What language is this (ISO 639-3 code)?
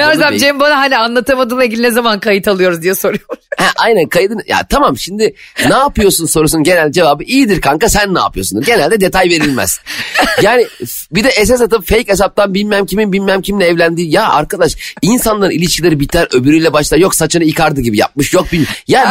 tur